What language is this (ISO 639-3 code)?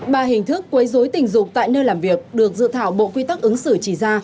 vie